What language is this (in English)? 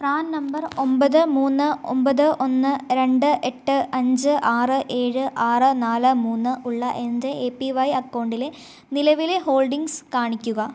Malayalam